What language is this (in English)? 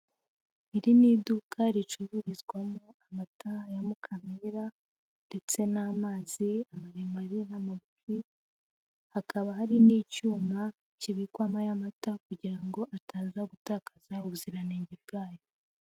Kinyarwanda